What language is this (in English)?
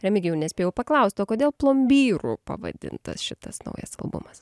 Lithuanian